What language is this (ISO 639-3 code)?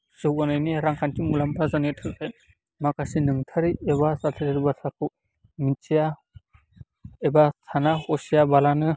brx